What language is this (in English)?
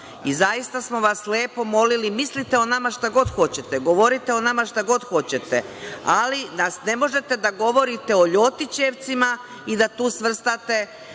Serbian